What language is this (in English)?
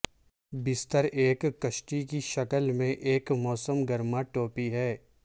Urdu